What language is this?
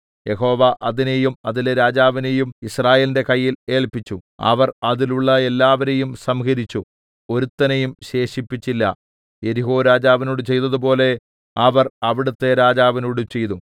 Malayalam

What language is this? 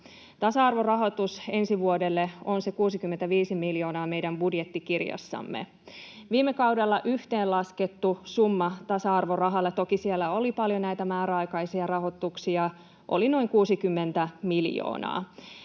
Finnish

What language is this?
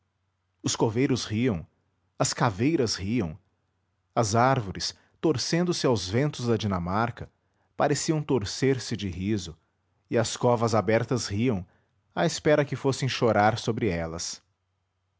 Portuguese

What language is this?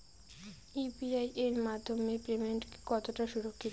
Bangla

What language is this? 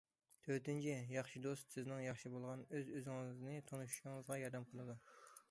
Uyghur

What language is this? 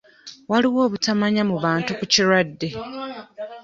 Ganda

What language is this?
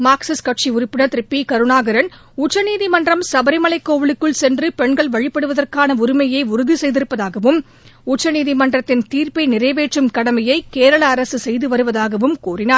Tamil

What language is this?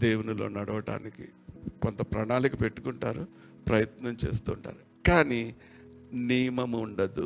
Telugu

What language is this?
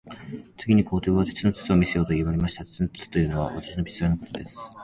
Japanese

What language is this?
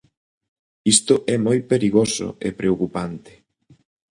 Galician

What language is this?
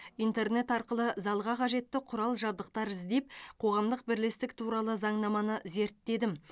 Kazakh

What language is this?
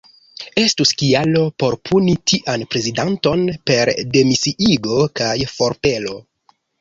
Esperanto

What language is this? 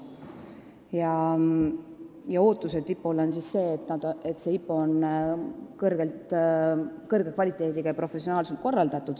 Estonian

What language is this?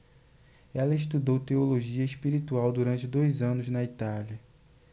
Portuguese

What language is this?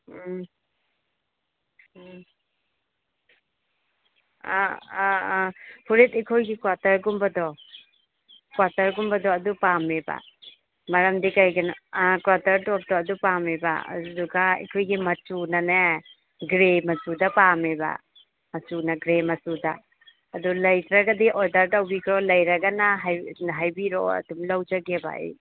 Manipuri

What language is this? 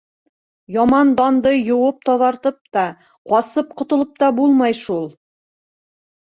Bashkir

